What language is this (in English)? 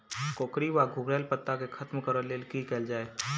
Maithili